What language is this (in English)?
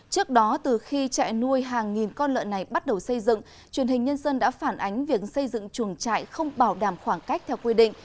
Vietnamese